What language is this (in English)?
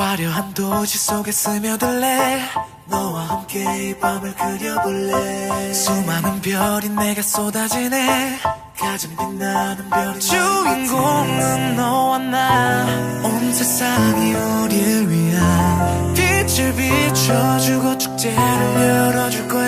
Korean